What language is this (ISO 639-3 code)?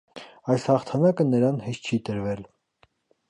hye